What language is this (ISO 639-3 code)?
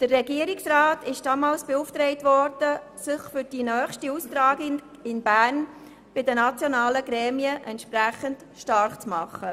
gsw